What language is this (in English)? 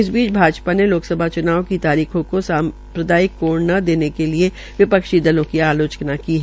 Hindi